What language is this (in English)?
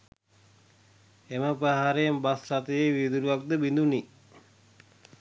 Sinhala